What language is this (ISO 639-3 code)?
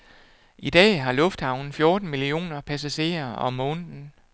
dan